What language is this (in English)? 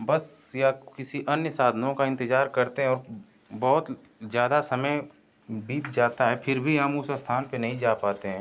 Hindi